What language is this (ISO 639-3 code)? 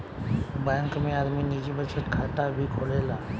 bho